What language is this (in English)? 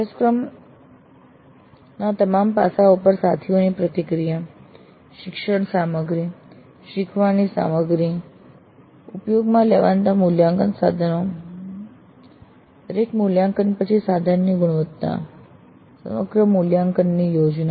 Gujarati